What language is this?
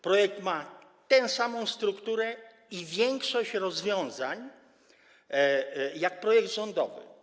Polish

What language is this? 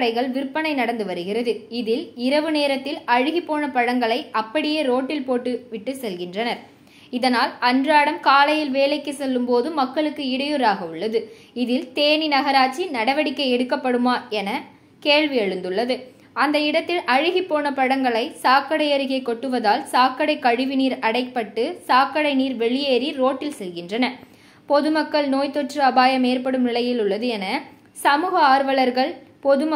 Tamil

